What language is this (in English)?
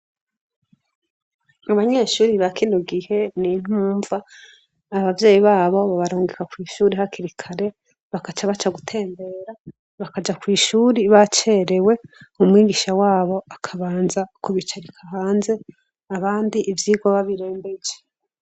Rundi